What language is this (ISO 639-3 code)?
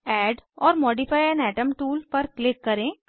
hin